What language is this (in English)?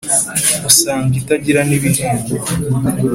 Kinyarwanda